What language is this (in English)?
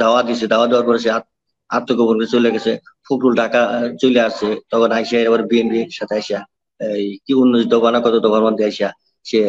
Arabic